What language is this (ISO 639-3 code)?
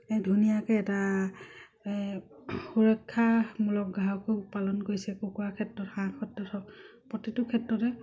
asm